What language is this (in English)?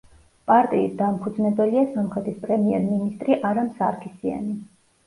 Georgian